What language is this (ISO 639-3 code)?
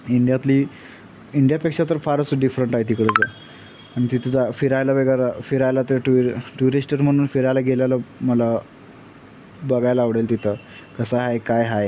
mar